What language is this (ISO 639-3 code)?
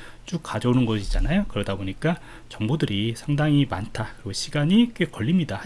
kor